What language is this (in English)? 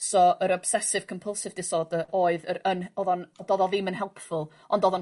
Welsh